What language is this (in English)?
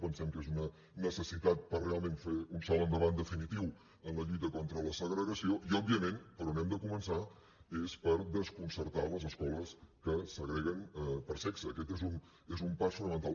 Catalan